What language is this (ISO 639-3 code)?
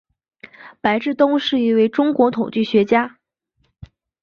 zho